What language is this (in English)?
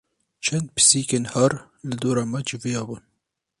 Kurdish